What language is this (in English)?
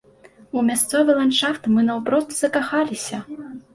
Belarusian